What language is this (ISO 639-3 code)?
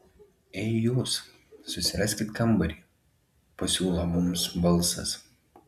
lit